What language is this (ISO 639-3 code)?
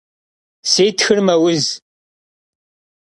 kbd